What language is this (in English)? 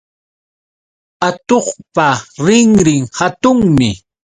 Yauyos Quechua